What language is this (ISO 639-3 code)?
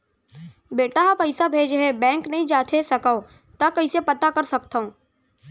hne